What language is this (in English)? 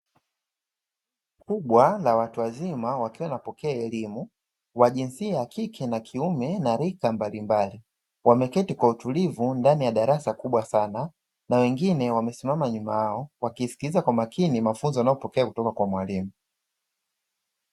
Swahili